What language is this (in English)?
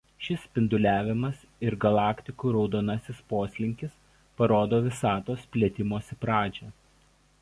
Lithuanian